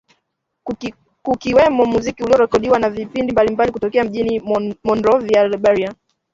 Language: Swahili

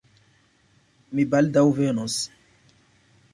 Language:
Esperanto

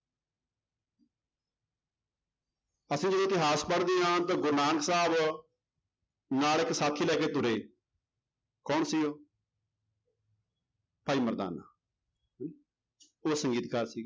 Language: Punjabi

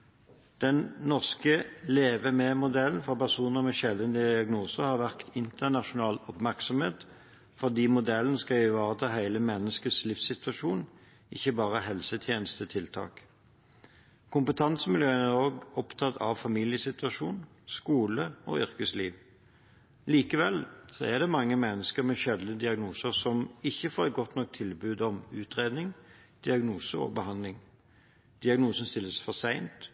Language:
Norwegian Bokmål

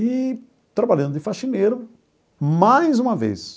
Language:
Portuguese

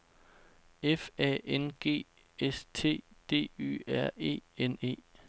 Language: Danish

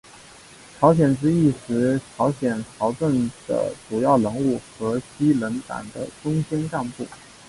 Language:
Chinese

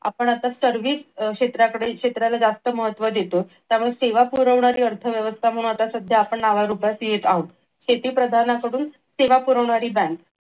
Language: Marathi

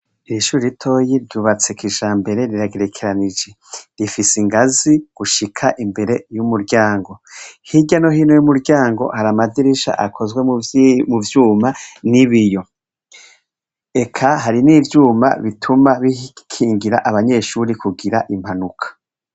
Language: Rundi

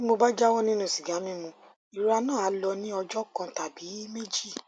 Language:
Yoruba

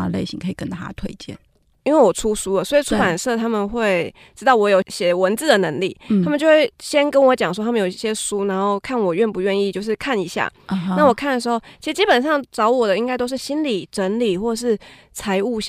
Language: Chinese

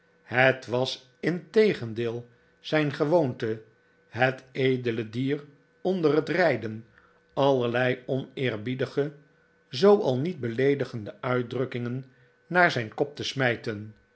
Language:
Dutch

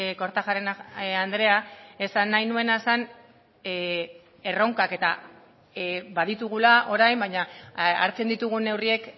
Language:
Basque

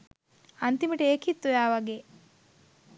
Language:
Sinhala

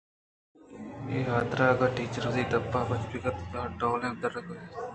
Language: Eastern Balochi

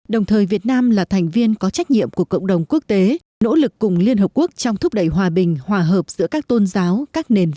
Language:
Vietnamese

